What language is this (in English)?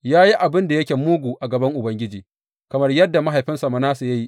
Hausa